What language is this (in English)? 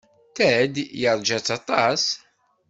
Kabyle